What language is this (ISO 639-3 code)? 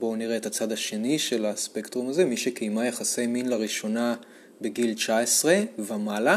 heb